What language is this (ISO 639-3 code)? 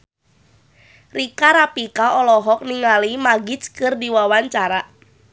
sun